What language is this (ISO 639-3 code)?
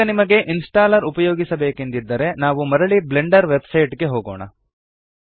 kan